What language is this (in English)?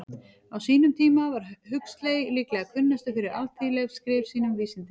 Icelandic